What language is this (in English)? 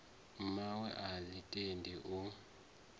Venda